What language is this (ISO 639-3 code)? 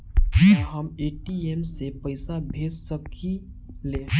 bho